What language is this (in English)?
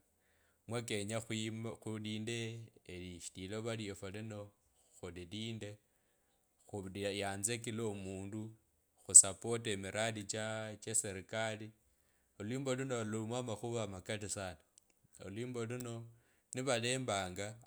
Kabras